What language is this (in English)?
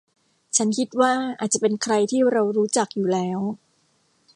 Thai